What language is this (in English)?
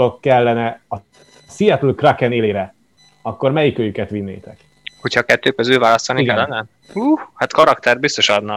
Hungarian